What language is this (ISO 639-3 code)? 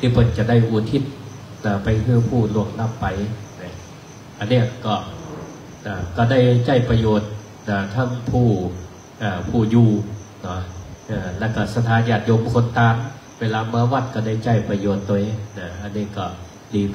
tha